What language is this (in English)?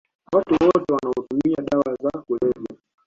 Swahili